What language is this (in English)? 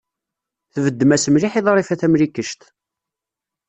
Kabyle